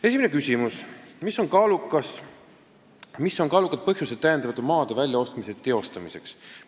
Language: Estonian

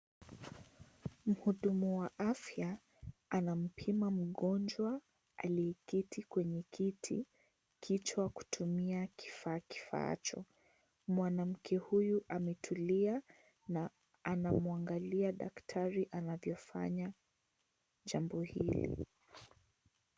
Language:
Swahili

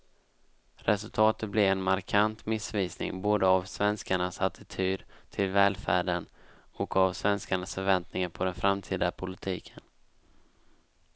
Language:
Swedish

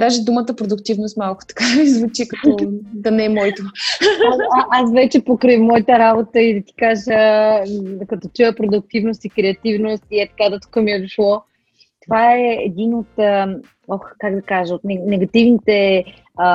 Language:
Bulgarian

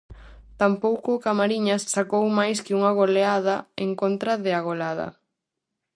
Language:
Galician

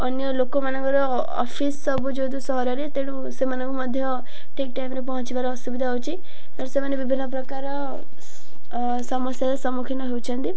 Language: Odia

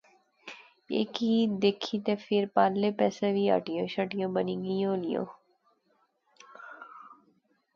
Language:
Pahari-Potwari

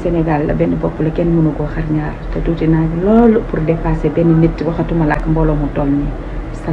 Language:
French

